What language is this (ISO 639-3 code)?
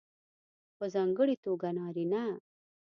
pus